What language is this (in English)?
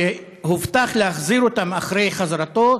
Hebrew